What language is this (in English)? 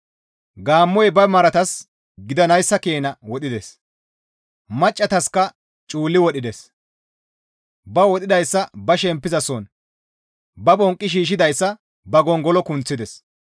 Gamo